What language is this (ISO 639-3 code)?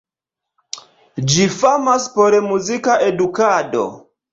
epo